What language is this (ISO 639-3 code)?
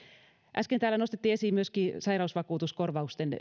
fin